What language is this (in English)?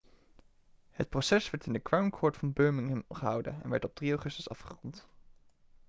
Dutch